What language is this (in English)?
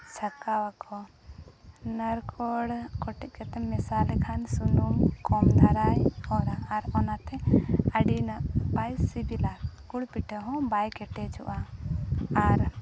Santali